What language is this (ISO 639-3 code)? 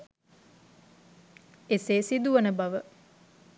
sin